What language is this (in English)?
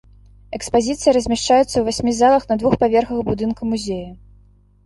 Belarusian